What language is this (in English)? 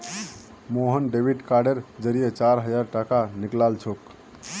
Magahi